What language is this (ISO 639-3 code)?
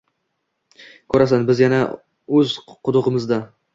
uzb